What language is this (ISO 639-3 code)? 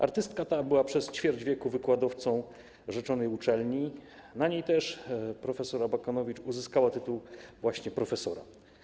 pol